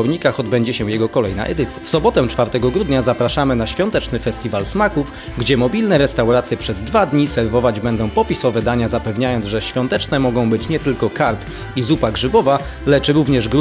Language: Polish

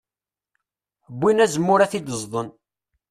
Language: Kabyle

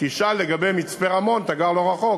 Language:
Hebrew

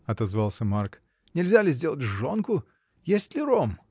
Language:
Russian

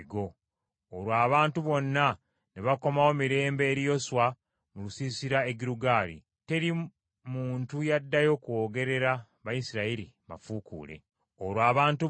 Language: Ganda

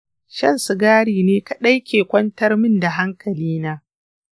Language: Hausa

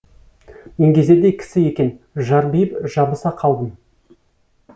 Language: Kazakh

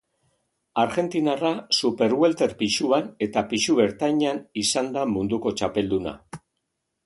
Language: Basque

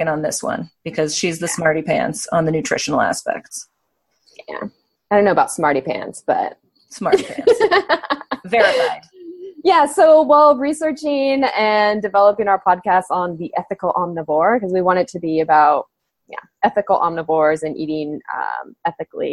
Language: English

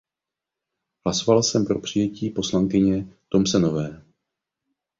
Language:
Czech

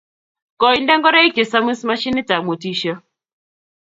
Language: Kalenjin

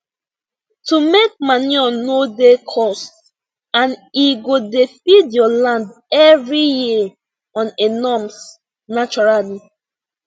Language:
Nigerian Pidgin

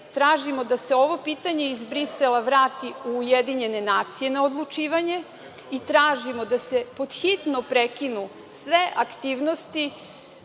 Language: Serbian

